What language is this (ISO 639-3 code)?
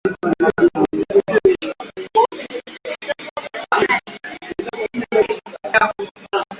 swa